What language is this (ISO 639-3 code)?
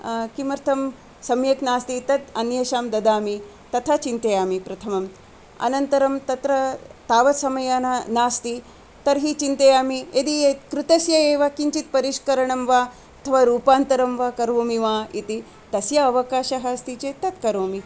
san